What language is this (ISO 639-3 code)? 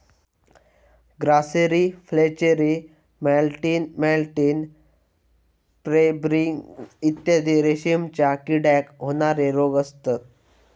mar